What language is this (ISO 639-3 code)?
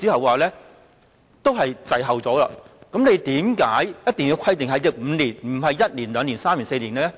yue